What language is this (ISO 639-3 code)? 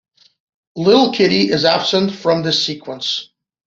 eng